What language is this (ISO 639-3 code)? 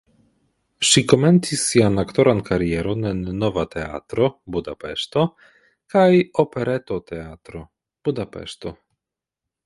epo